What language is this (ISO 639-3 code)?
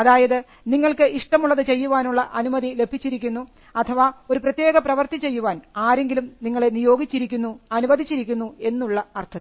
mal